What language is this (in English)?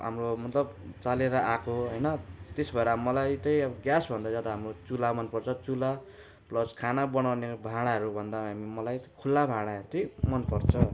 Nepali